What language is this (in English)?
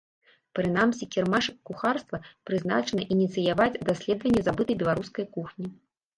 Belarusian